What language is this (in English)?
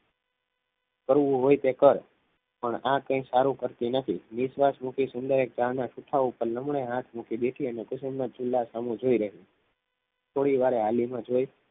Gujarati